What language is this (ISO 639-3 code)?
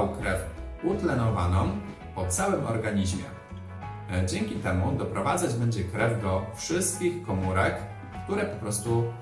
pol